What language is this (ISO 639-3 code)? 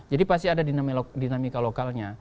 ind